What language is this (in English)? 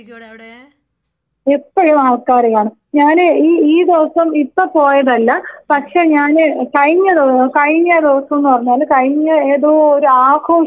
Malayalam